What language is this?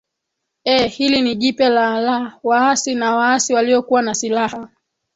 Swahili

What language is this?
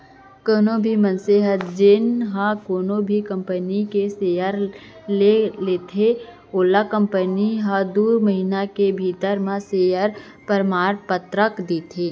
Chhattisgarhi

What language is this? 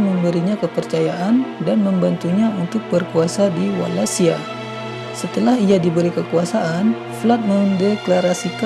Indonesian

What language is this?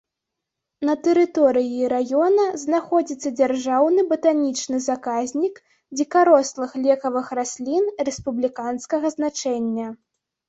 Belarusian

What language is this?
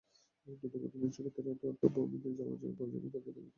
Bangla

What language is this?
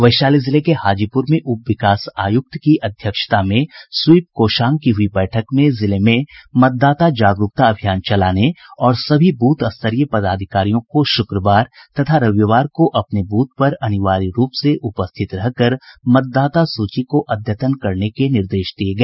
Hindi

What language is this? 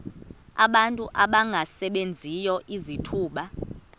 Xhosa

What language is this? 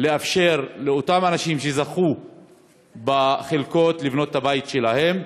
Hebrew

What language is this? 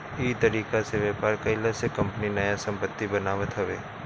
Bhojpuri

